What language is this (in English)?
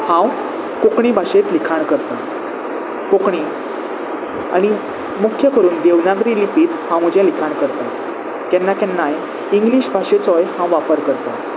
Konkani